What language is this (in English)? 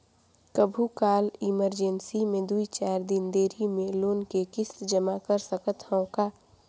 Chhattisgarhi